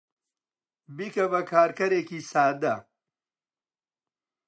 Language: Central Kurdish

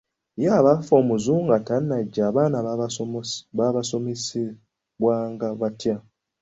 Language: Ganda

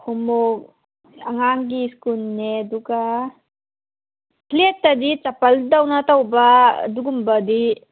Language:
Manipuri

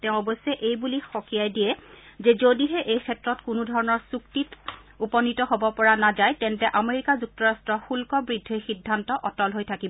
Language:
Assamese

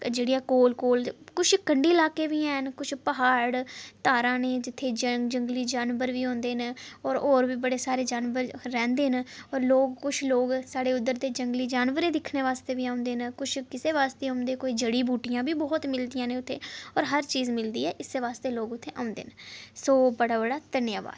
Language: Dogri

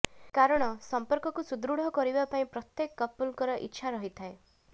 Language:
Odia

